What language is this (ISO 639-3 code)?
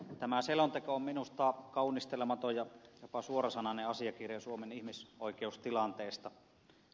fin